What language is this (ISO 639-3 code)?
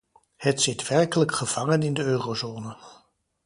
nld